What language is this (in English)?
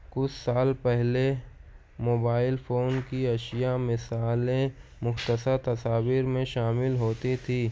Urdu